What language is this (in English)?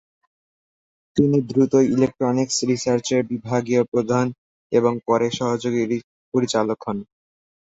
Bangla